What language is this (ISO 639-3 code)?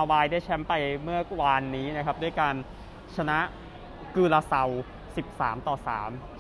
tha